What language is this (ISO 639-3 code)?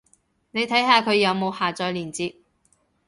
yue